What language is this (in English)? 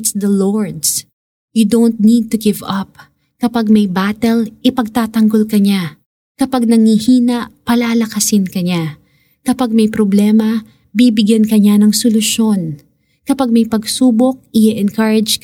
Filipino